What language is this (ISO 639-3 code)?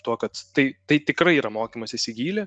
lit